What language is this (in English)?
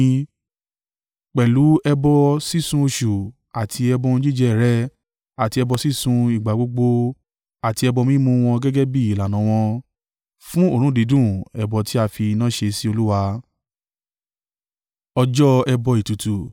Yoruba